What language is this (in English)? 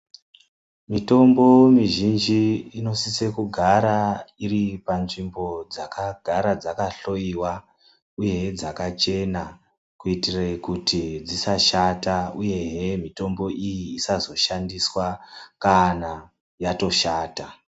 Ndau